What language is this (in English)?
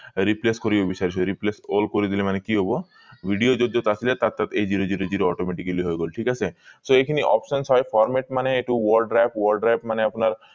Assamese